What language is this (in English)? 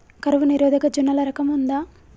Telugu